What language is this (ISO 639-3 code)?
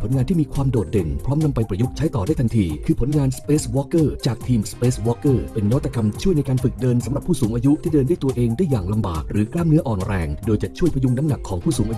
tha